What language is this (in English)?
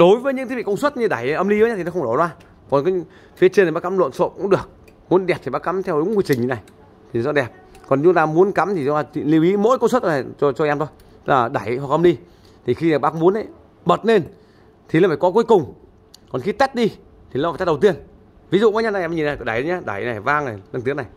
Vietnamese